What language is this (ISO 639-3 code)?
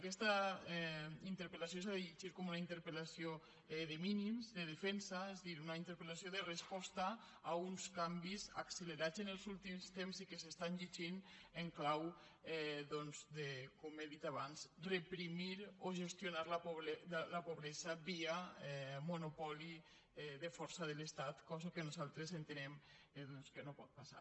cat